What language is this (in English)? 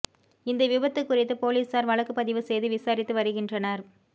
Tamil